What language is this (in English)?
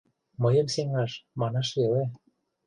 Mari